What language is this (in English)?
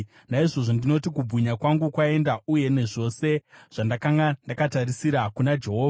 Shona